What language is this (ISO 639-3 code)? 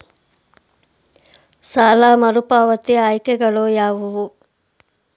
kan